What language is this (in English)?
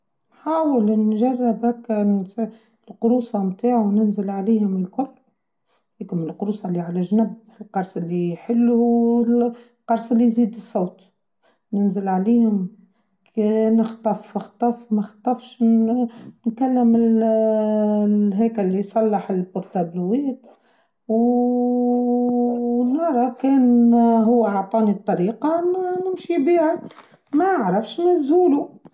Tunisian Arabic